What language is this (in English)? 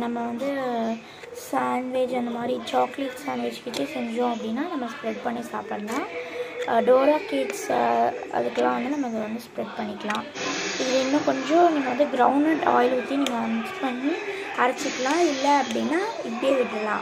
Spanish